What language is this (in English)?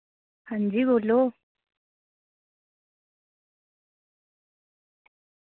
Dogri